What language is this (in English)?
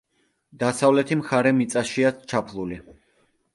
Georgian